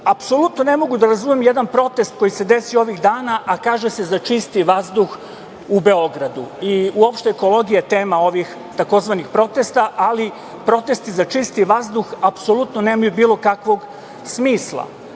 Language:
Serbian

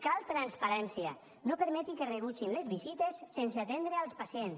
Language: Catalan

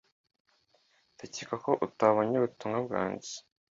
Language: Kinyarwanda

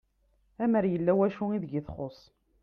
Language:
Kabyle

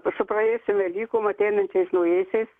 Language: Lithuanian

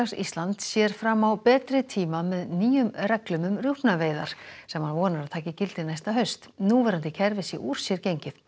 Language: Icelandic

